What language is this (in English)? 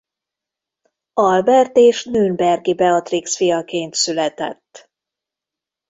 Hungarian